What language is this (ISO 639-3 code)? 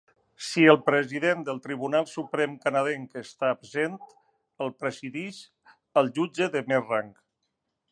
cat